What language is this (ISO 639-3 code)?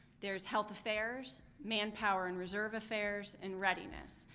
eng